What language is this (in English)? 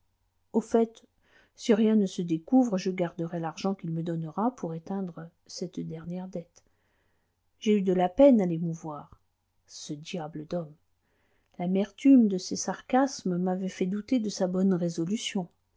French